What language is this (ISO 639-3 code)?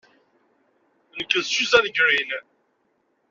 kab